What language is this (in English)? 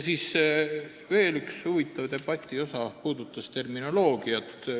Estonian